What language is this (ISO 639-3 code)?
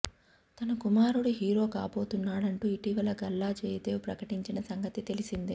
tel